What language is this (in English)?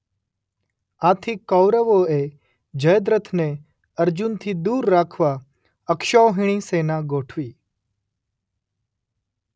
Gujarati